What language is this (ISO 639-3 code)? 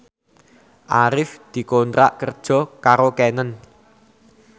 jav